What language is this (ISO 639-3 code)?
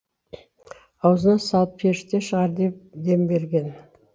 kaz